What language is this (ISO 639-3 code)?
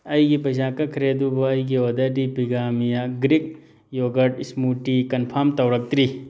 mni